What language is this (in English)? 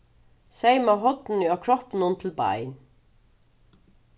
Faroese